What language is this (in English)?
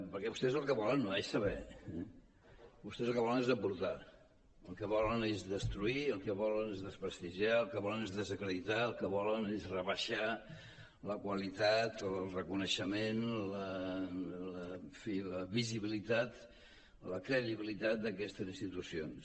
Catalan